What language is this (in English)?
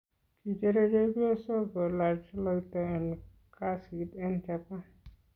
Kalenjin